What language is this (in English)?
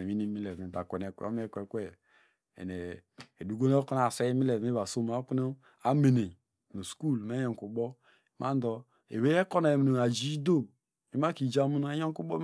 Degema